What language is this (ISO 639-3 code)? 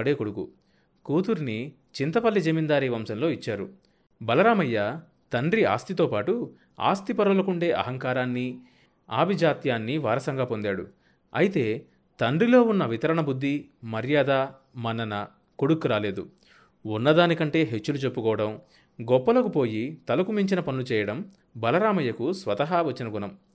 tel